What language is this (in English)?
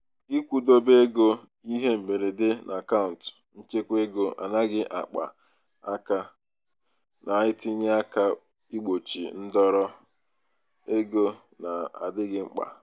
Igbo